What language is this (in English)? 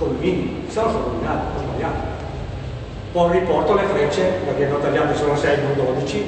Italian